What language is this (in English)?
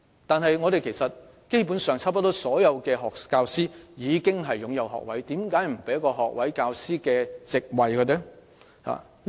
Cantonese